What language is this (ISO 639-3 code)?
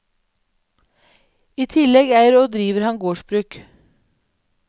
nor